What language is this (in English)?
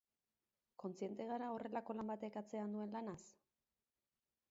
Basque